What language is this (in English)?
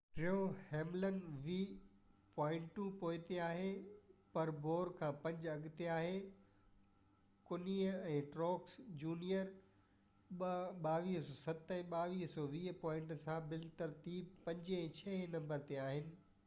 Sindhi